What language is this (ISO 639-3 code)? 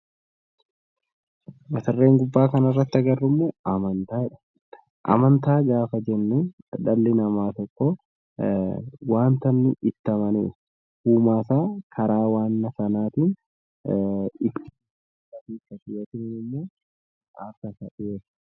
orm